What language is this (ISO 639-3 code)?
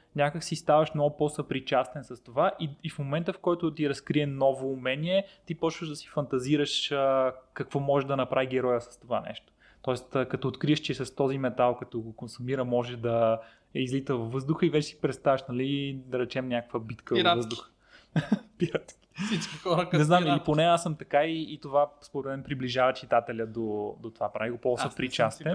bul